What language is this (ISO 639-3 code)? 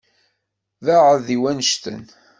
kab